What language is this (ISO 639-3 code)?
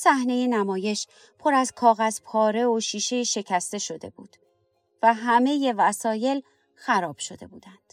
fas